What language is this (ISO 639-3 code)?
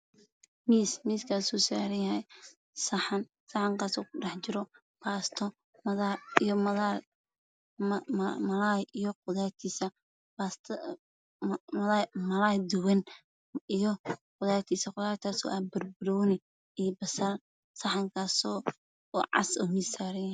som